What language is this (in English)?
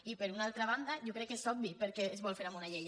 Catalan